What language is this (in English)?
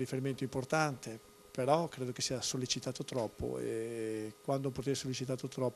Italian